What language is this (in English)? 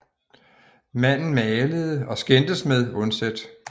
Danish